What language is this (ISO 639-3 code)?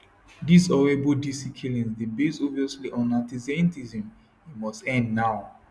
pcm